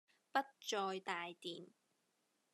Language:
Cantonese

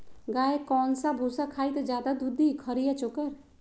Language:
Magahi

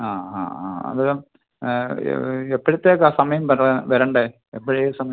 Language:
Malayalam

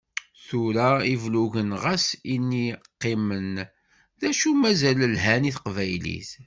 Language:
Kabyle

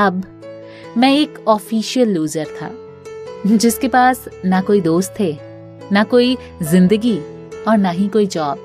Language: Hindi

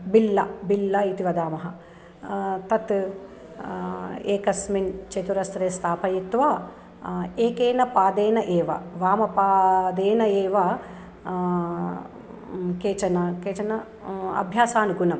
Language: Sanskrit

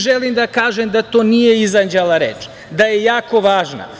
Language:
Serbian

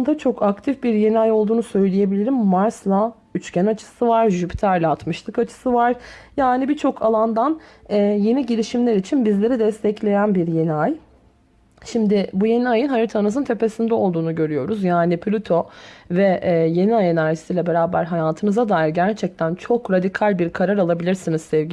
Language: Turkish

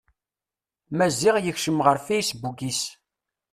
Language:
Kabyle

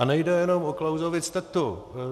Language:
Czech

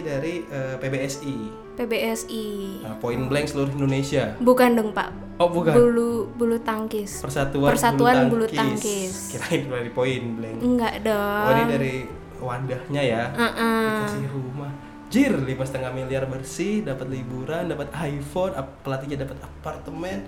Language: Indonesian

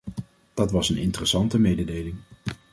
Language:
Dutch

